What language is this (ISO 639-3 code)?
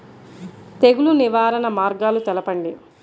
tel